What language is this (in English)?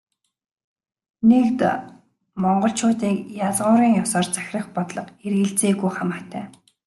Mongolian